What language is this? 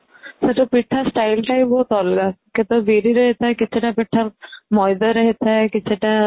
Odia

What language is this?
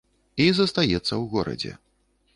Belarusian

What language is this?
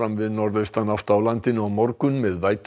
Icelandic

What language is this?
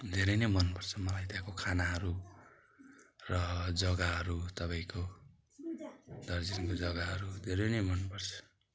Nepali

